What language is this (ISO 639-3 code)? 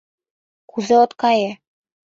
chm